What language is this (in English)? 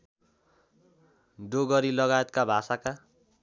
Nepali